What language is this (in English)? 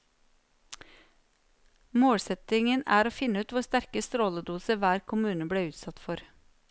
Norwegian